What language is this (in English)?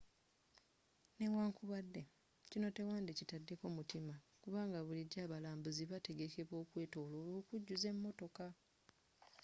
Ganda